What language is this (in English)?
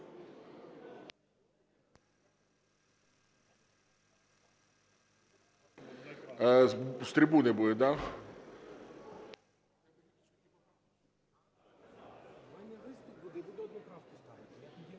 Ukrainian